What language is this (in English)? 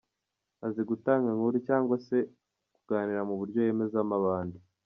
Kinyarwanda